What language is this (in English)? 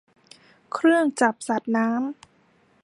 Thai